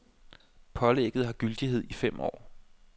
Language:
Danish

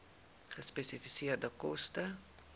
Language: Afrikaans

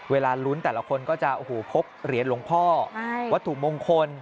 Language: Thai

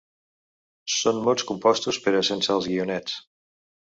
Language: Catalan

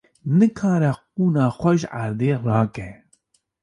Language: Kurdish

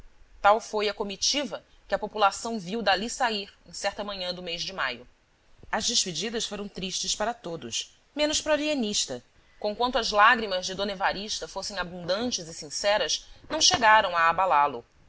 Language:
Portuguese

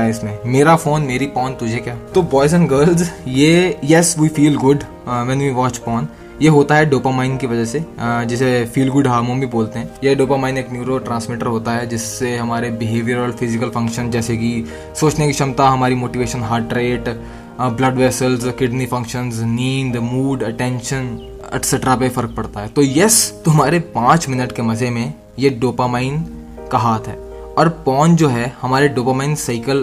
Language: Hindi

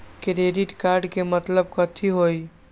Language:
Magahi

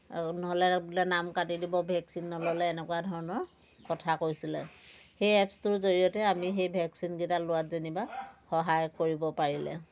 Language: Assamese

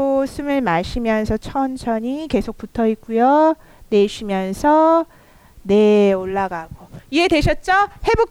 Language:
Korean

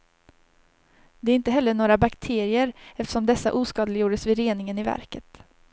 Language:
Swedish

